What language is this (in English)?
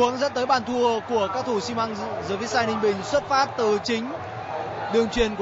Vietnamese